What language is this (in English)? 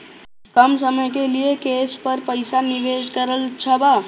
Bhojpuri